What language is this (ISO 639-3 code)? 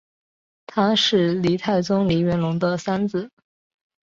zho